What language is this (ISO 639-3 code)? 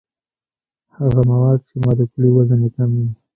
pus